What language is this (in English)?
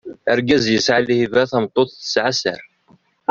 Kabyle